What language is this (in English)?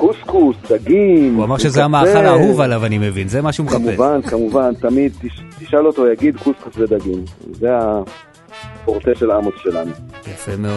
Hebrew